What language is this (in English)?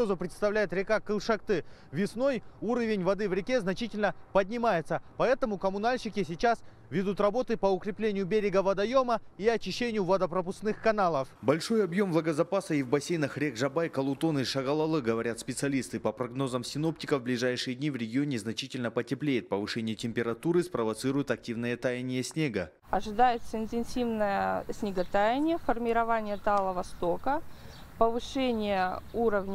Russian